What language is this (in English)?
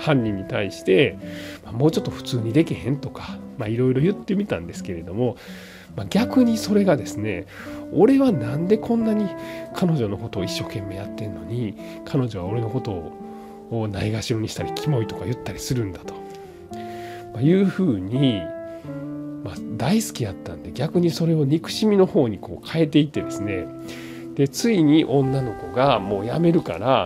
Japanese